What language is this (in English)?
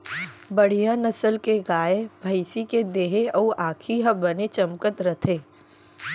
Chhattisgarhi